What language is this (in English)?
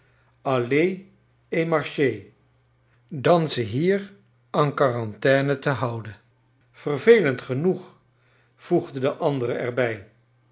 Dutch